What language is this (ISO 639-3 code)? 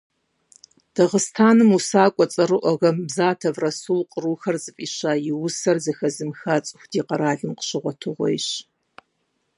kbd